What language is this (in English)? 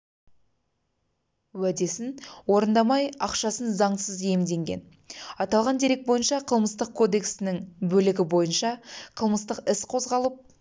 Kazakh